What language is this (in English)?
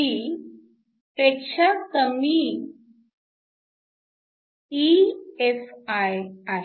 Marathi